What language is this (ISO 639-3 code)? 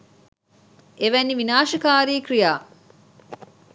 sin